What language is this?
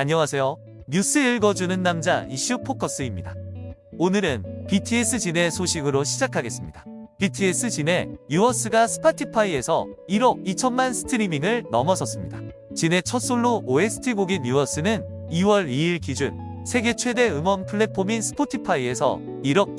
Korean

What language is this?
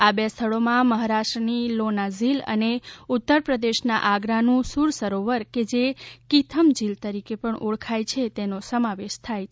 Gujarati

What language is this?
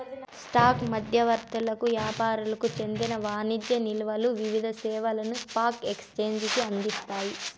Telugu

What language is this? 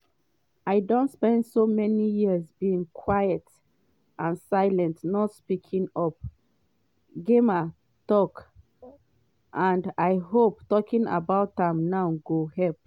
Nigerian Pidgin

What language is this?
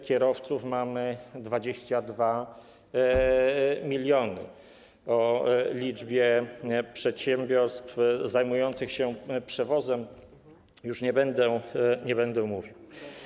Polish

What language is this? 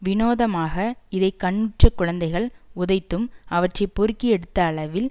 Tamil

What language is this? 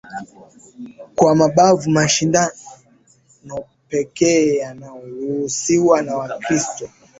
Swahili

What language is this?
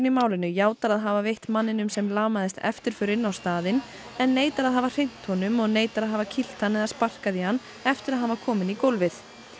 Icelandic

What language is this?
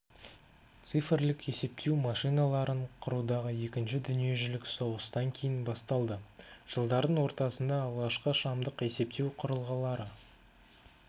Kazakh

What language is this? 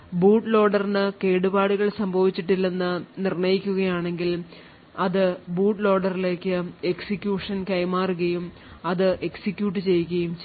Malayalam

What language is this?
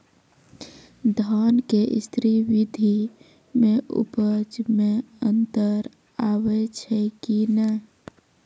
Maithili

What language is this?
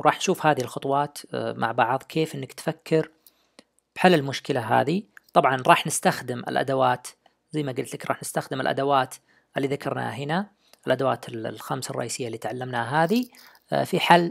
Arabic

